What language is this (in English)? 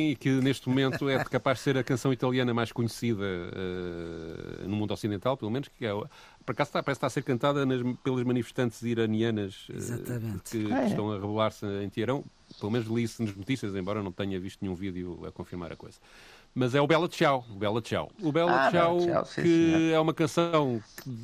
Portuguese